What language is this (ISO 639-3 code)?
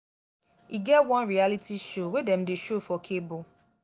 pcm